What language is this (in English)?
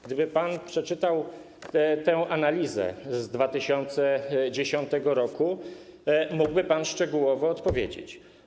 Polish